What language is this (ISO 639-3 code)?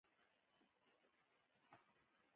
pus